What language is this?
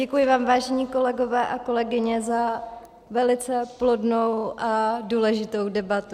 Czech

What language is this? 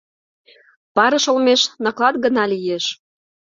Mari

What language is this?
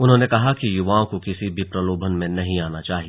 Hindi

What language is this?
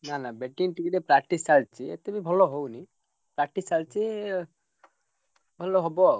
Odia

